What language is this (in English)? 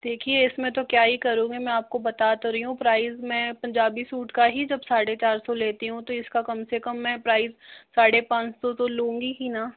Hindi